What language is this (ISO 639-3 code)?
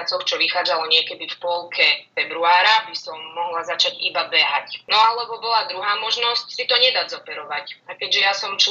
slk